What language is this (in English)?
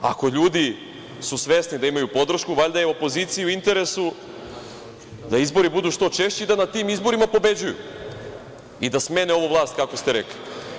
Serbian